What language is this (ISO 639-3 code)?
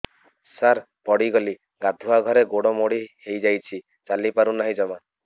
ori